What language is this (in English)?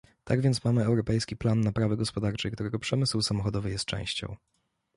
Polish